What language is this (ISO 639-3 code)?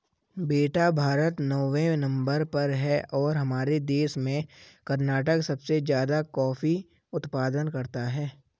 hin